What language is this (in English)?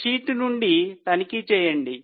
Telugu